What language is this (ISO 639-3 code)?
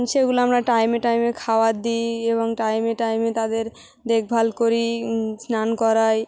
ben